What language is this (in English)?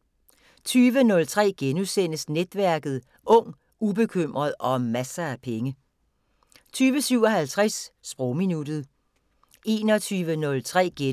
Danish